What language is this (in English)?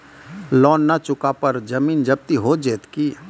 Maithili